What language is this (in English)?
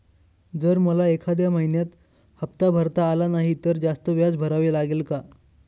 Marathi